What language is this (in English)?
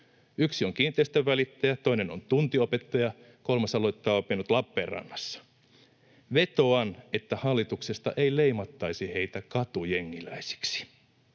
Finnish